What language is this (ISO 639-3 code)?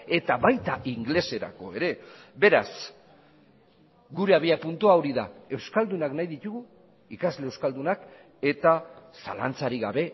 eus